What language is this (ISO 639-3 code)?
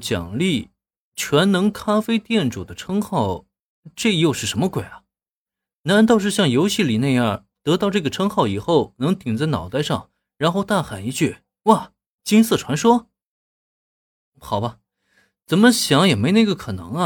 zho